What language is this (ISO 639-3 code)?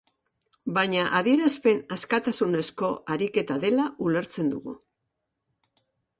eus